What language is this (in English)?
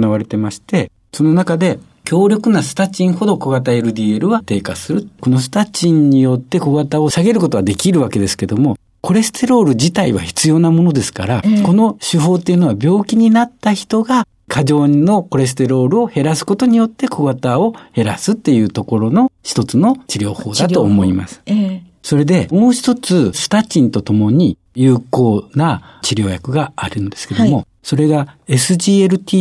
Japanese